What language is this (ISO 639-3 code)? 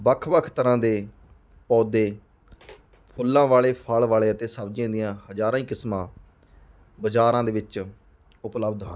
pan